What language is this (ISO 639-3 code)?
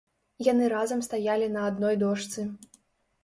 bel